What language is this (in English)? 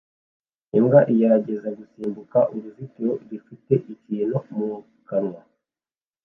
Kinyarwanda